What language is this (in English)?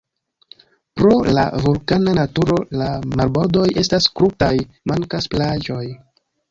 Esperanto